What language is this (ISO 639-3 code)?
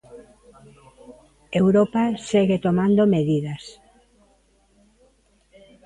glg